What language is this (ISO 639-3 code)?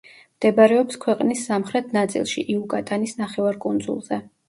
kat